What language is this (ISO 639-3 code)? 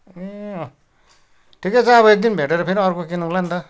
nep